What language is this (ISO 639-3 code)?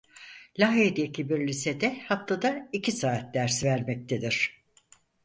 tur